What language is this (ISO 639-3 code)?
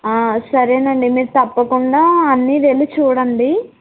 tel